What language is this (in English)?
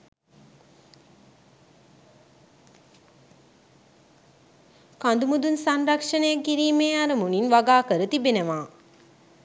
Sinhala